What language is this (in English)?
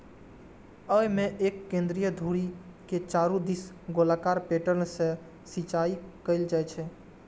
Maithili